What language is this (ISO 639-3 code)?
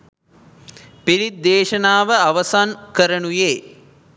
sin